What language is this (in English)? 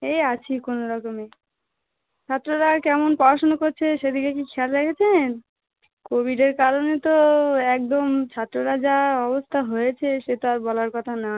Bangla